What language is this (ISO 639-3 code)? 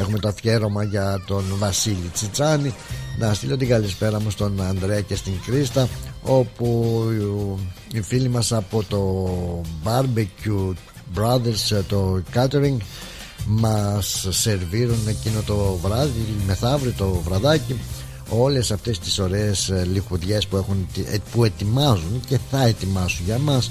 ell